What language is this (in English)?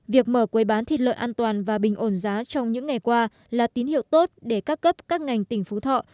Vietnamese